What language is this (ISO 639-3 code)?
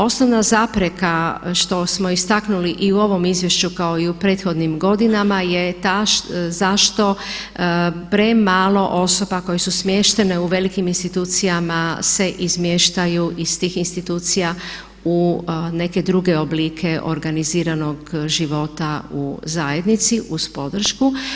hrv